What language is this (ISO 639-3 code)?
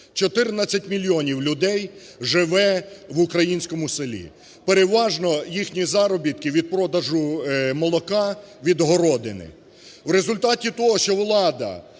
ukr